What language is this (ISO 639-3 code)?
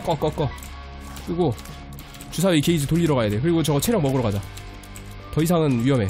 kor